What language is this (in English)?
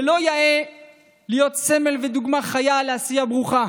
Hebrew